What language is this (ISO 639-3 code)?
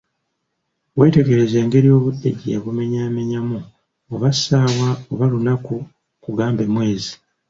lug